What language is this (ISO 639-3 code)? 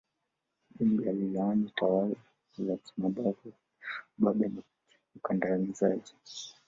swa